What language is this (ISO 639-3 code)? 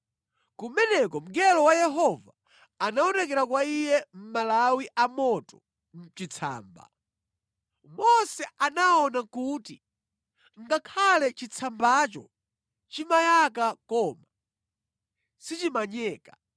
nya